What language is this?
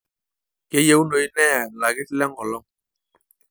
Masai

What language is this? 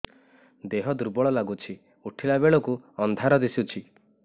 Odia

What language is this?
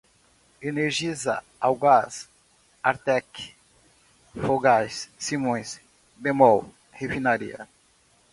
Portuguese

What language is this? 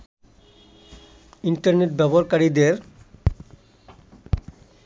Bangla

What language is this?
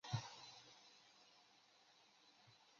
Chinese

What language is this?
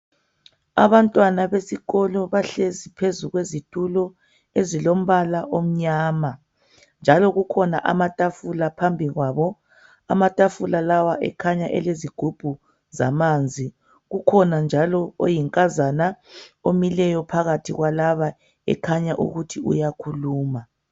North Ndebele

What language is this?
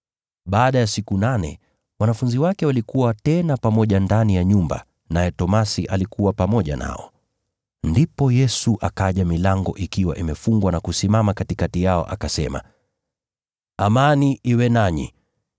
Swahili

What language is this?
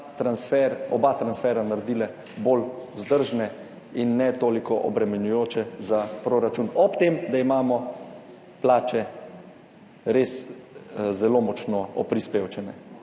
Slovenian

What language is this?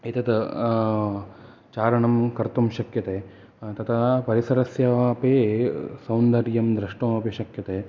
Sanskrit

